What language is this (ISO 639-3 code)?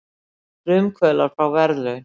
isl